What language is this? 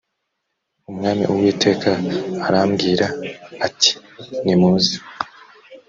Kinyarwanda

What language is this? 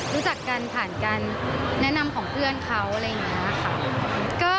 Thai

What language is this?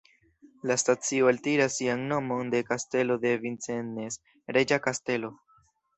Esperanto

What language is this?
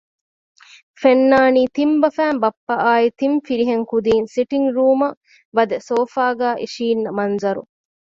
Divehi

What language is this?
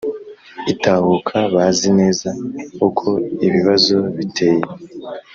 Kinyarwanda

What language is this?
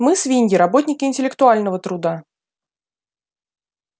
Russian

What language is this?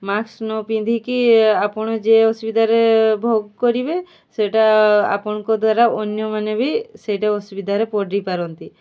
Odia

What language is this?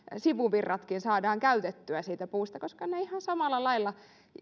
Finnish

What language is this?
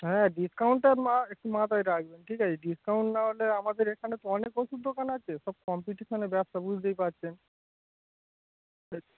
Bangla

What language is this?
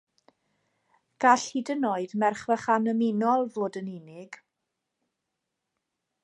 Welsh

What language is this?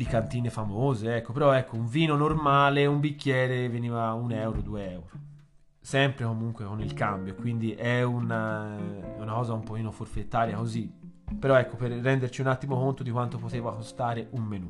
Italian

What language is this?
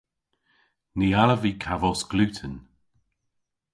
Cornish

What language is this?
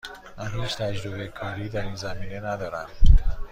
Persian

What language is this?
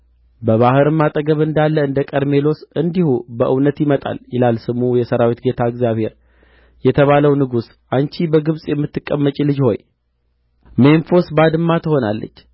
Amharic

